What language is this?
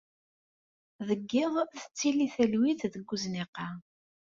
Kabyle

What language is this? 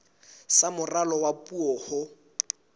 Southern Sotho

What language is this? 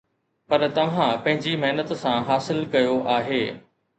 Sindhi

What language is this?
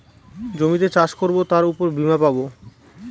Bangla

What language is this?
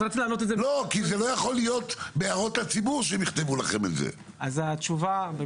Hebrew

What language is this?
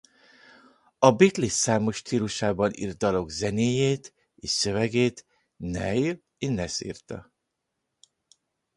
Hungarian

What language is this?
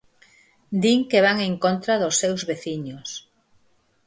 Galician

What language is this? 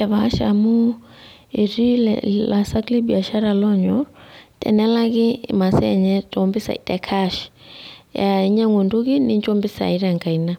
Masai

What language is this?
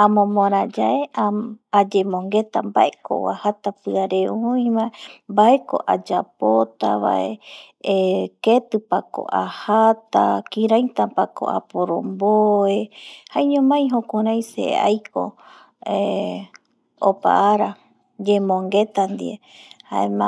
Eastern Bolivian Guaraní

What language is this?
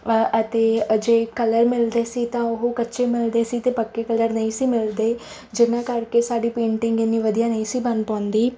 Punjabi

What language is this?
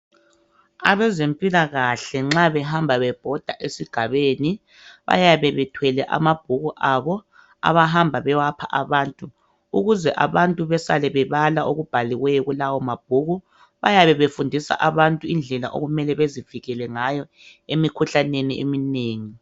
North Ndebele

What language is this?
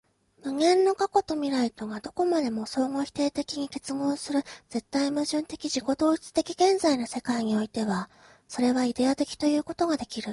Japanese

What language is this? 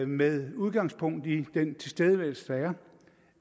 Danish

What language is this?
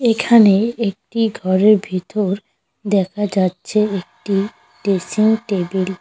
Bangla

